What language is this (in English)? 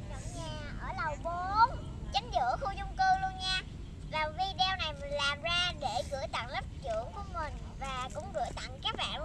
Vietnamese